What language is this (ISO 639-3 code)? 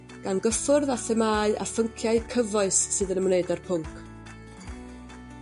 cym